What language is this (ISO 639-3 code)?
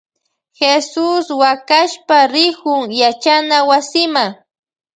qvj